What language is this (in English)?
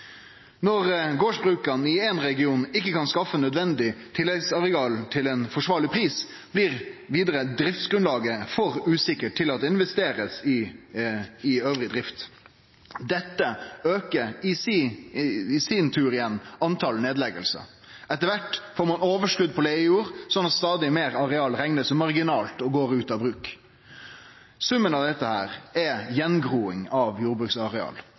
Norwegian Nynorsk